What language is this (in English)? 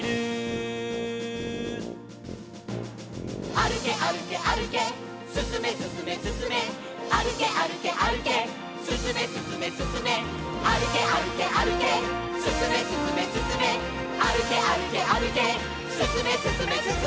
Japanese